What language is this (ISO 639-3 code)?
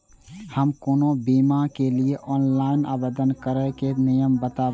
mai